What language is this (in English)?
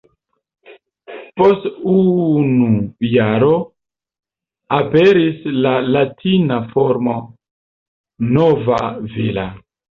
Esperanto